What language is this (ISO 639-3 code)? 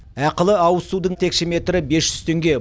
kaz